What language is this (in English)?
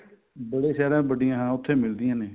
Punjabi